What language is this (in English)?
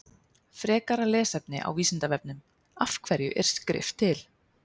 Icelandic